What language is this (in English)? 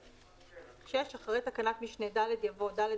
Hebrew